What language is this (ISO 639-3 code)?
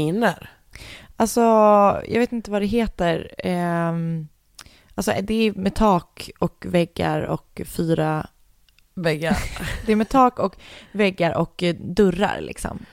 swe